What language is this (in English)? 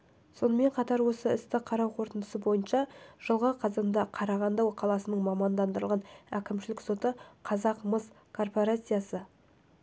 Kazakh